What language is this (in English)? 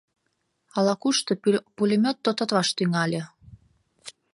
Mari